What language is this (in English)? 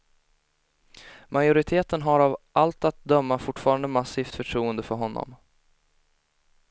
Swedish